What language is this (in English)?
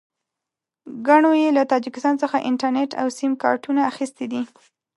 Pashto